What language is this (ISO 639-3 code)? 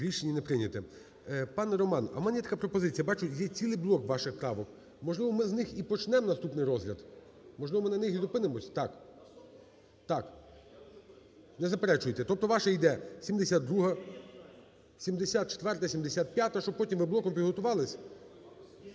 ukr